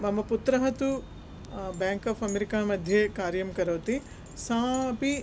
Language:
Sanskrit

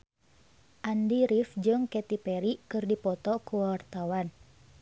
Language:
Sundanese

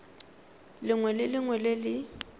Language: Tswana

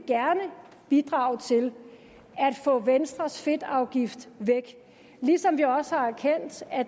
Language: Danish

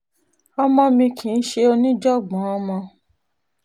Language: Yoruba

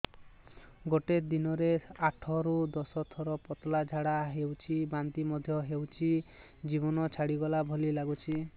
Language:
Odia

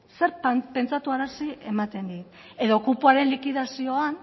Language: Basque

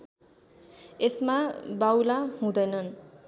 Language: Nepali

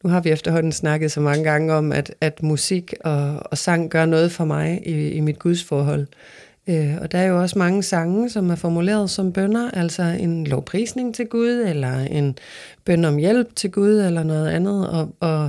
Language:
Danish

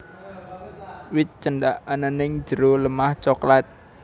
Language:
Javanese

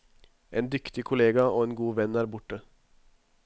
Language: Norwegian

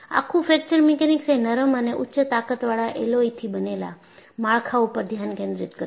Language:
Gujarati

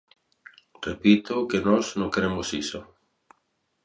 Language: Galician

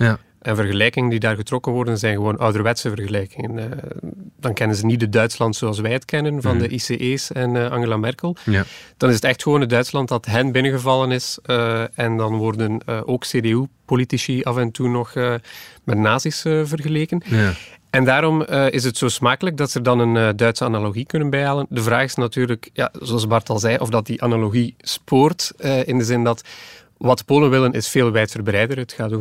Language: Dutch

